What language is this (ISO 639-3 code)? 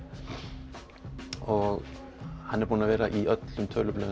isl